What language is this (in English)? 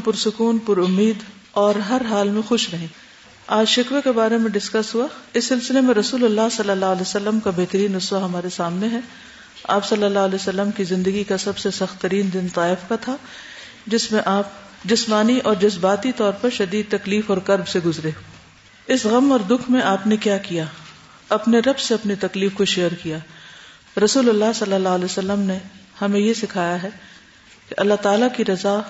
Urdu